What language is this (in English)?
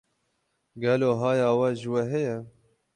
Kurdish